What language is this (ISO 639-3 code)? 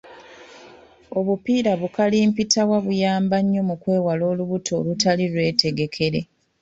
lug